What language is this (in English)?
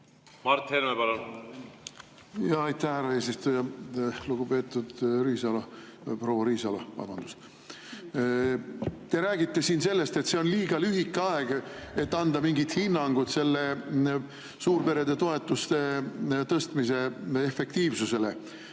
Estonian